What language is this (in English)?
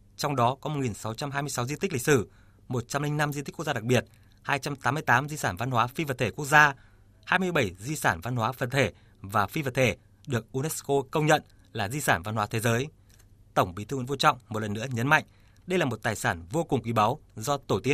Vietnamese